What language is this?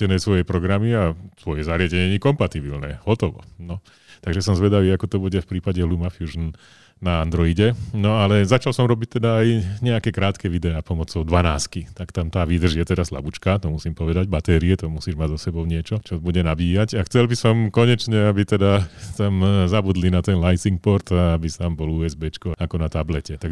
Slovak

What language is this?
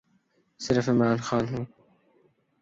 Urdu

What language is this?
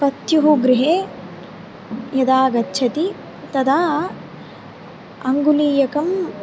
Sanskrit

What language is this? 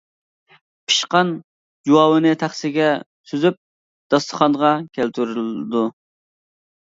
Uyghur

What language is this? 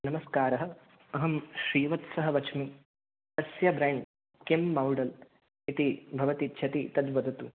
Sanskrit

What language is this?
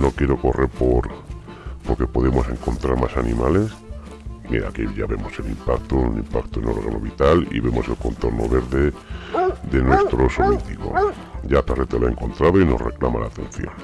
Spanish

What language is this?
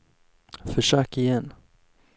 Swedish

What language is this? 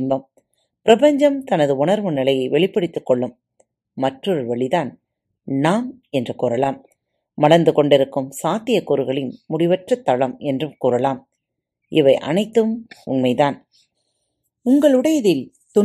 Tamil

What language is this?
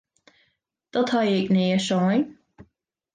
Western Frisian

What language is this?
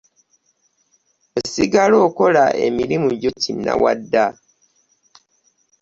Ganda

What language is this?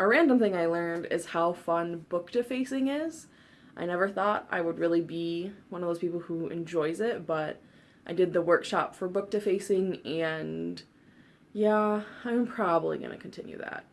English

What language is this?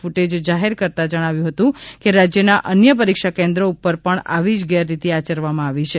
Gujarati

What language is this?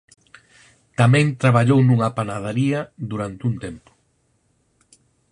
Galician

